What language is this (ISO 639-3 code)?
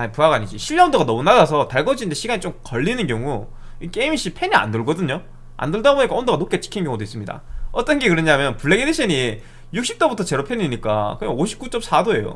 kor